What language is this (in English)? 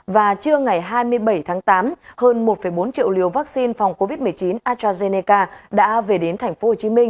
Vietnamese